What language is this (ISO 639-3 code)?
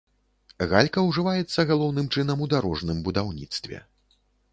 bel